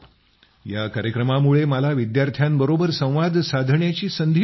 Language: Marathi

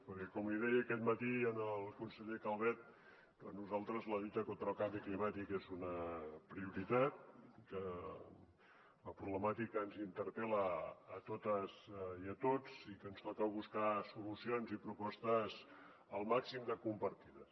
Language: Catalan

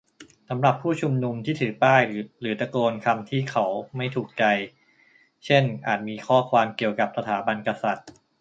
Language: Thai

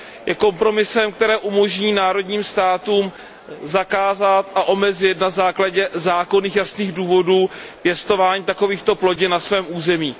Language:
Czech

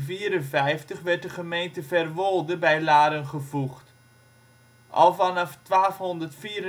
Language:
Dutch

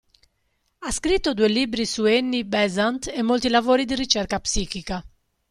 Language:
Italian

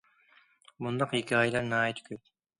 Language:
Uyghur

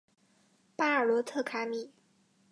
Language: Chinese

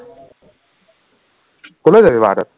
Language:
Assamese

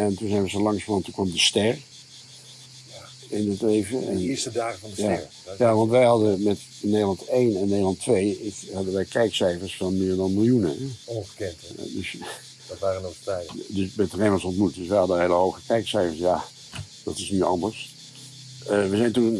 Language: Dutch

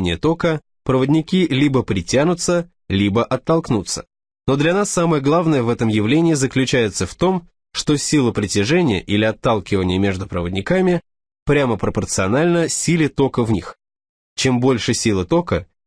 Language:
Russian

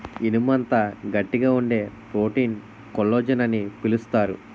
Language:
Telugu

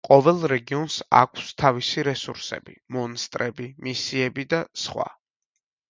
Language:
Georgian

